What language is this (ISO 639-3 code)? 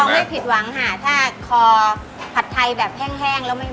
tha